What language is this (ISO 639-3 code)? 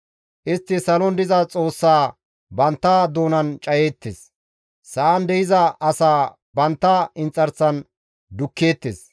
gmv